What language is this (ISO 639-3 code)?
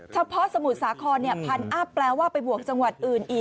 tha